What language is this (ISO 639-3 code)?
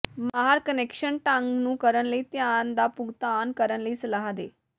pan